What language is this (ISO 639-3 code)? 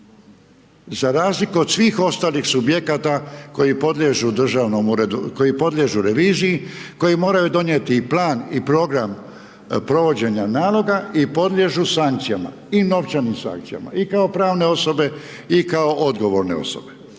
hrv